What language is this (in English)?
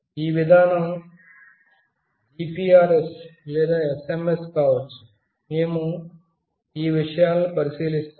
Telugu